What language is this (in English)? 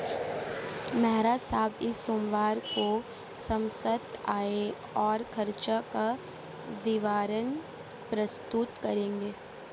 Hindi